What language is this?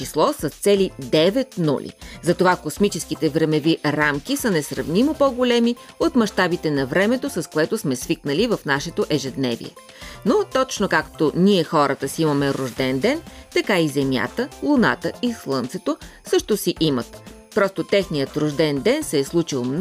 Bulgarian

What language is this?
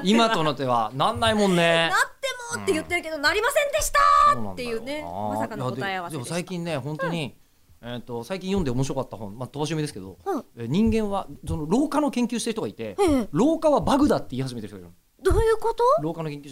Japanese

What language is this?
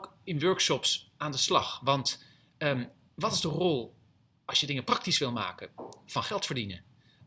Dutch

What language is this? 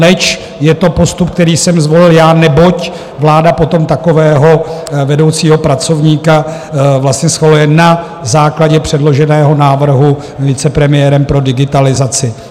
Czech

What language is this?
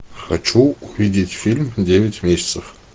Russian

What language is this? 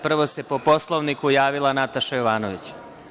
Serbian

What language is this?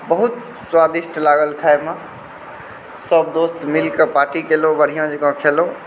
Maithili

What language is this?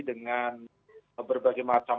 Indonesian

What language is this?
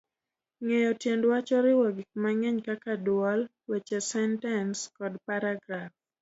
Luo (Kenya and Tanzania)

